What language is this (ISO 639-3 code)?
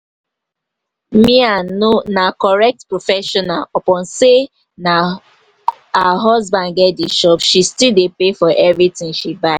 pcm